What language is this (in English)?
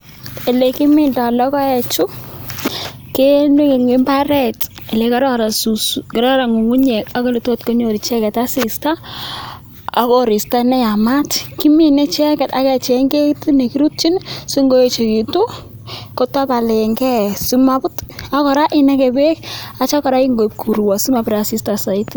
Kalenjin